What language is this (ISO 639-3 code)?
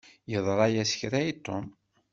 kab